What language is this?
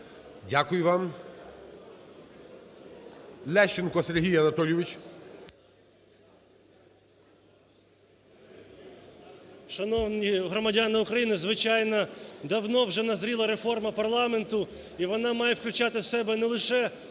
Ukrainian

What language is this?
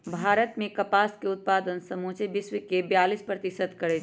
Magahi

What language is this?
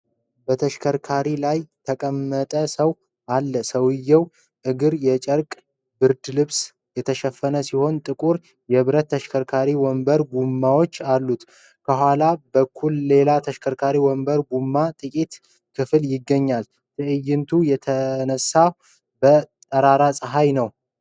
Amharic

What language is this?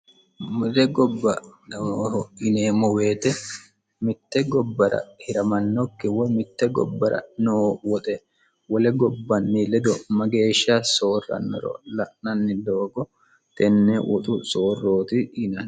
Sidamo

